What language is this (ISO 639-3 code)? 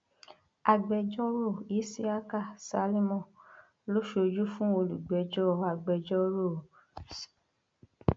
yor